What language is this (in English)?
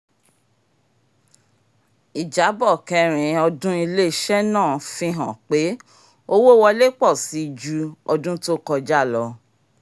Yoruba